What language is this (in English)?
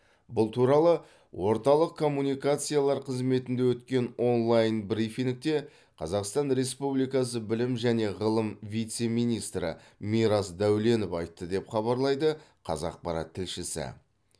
Kazakh